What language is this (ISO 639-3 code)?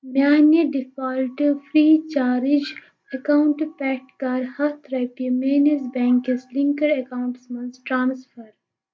kas